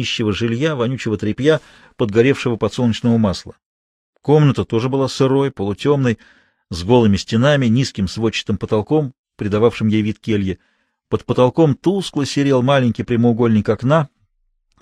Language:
Russian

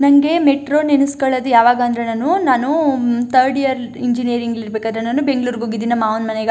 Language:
Kannada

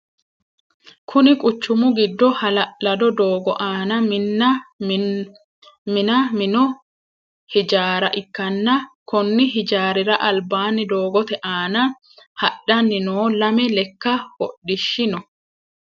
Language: Sidamo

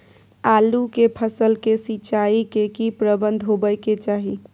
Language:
Maithili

